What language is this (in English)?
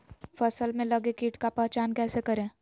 Magahi